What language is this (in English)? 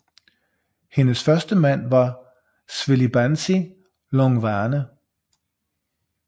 Danish